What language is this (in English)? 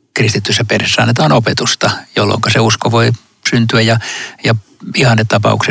Finnish